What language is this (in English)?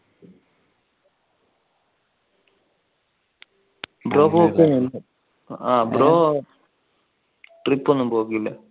Malayalam